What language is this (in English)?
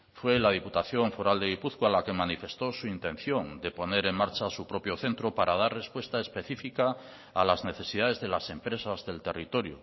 Spanish